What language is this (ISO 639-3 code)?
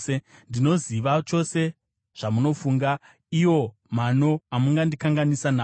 sna